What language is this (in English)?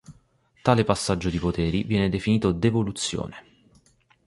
Italian